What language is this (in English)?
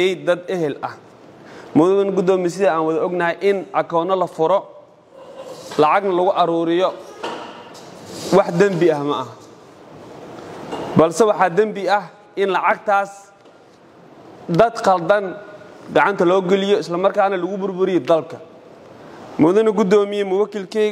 Arabic